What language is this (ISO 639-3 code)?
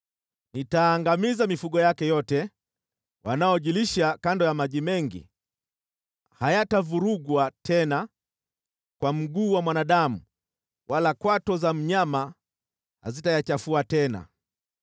swa